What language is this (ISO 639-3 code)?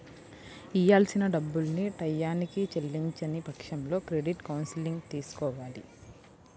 tel